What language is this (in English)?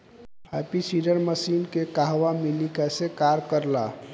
Bhojpuri